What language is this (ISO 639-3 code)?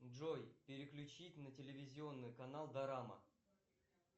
rus